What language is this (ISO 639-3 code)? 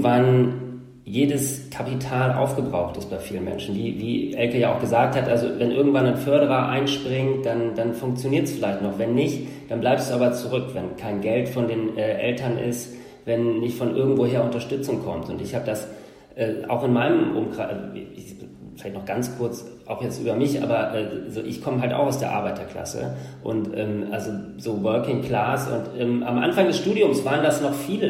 deu